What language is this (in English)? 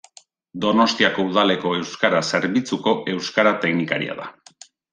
Basque